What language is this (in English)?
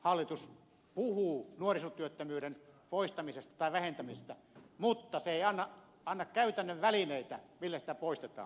Finnish